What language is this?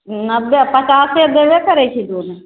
Maithili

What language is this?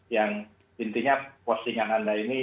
Indonesian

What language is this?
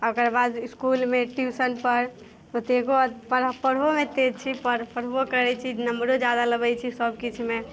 Maithili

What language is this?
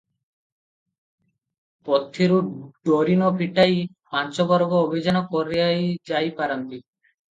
Odia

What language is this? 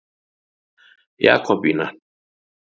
Icelandic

